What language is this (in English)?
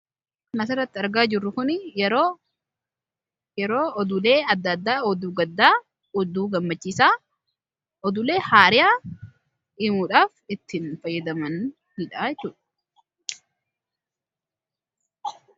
Oromo